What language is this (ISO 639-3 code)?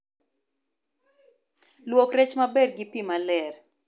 luo